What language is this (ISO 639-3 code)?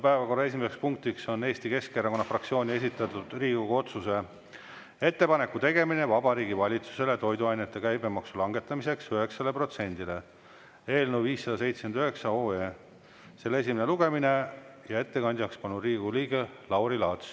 est